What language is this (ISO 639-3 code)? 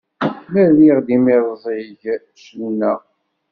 kab